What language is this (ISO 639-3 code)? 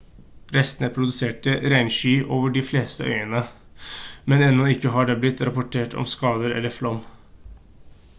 nob